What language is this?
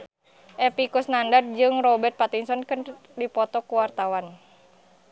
Sundanese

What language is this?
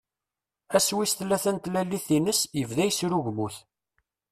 Kabyle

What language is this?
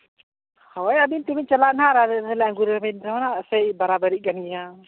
Santali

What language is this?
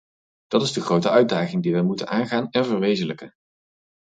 Dutch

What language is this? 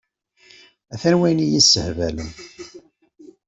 Kabyle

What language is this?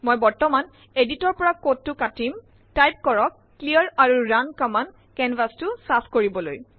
Assamese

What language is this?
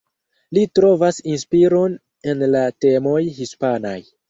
Esperanto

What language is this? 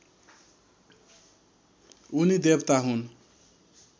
Nepali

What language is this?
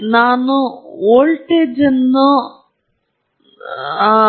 Kannada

